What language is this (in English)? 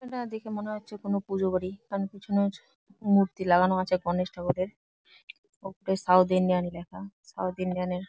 Bangla